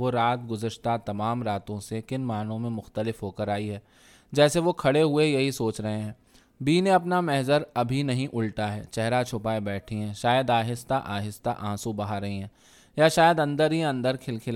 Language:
Urdu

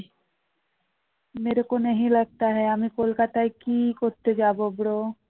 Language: Bangla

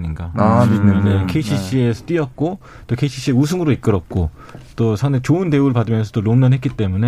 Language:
Korean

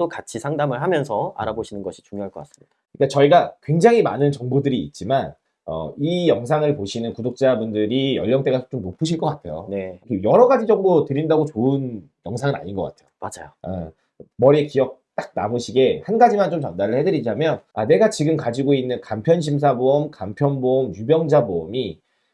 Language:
Korean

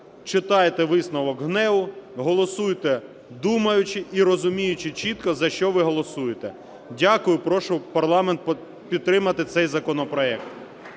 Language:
Ukrainian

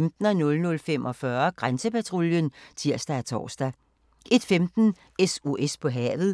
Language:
Danish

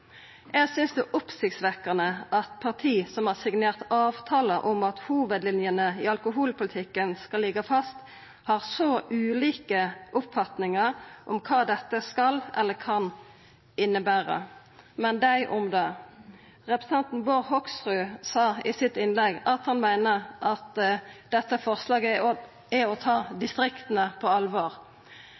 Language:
Norwegian Nynorsk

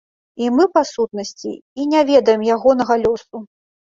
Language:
Belarusian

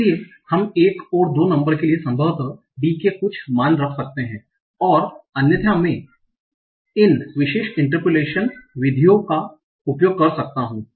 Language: Hindi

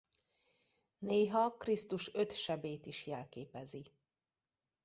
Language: Hungarian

